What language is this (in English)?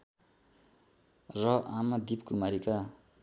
Nepali